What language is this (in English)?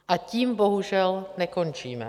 Czech